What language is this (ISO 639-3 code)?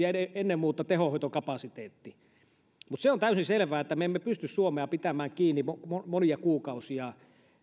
fin